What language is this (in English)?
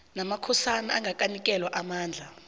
South Ndebele